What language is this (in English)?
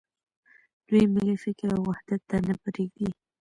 Pashto